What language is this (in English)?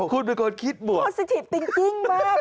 Thai